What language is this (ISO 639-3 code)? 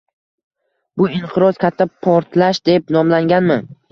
uzb